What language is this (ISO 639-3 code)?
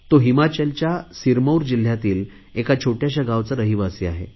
mar